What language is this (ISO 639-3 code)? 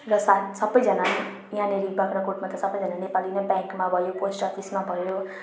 nep